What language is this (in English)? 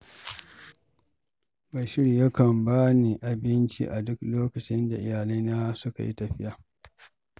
Hausa